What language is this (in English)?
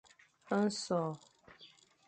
Fang